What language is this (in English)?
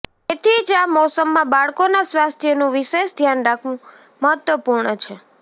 Gujarati